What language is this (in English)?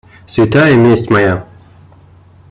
Russian